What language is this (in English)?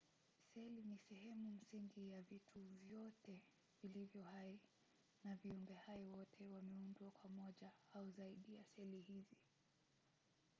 Swahili